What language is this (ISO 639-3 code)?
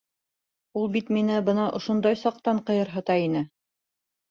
bak